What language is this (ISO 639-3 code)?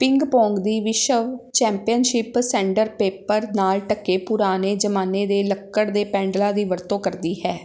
pan